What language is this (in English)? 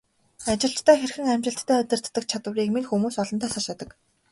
Mongolian